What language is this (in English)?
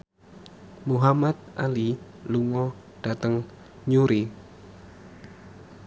Javanese